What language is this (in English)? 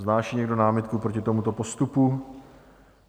Czech